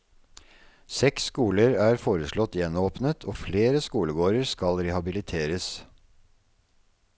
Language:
Norwegian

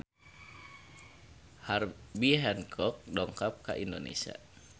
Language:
Sundanese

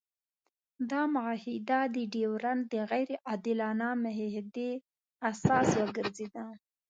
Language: Pashto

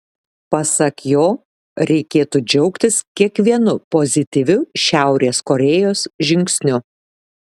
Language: Lithuanian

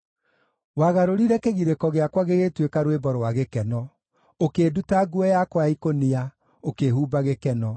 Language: Kikuyu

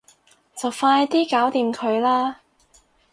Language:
Cantonese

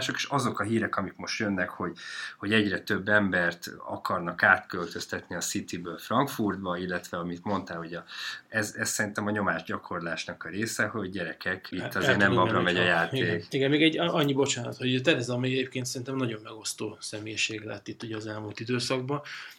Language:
Hungarian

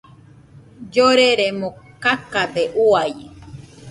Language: Nüpode Huitoto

